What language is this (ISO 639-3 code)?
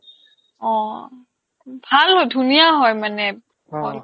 asm